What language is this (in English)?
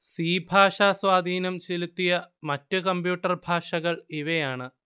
Malayalam